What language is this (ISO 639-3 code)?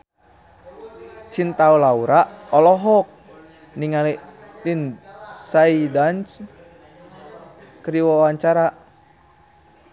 sun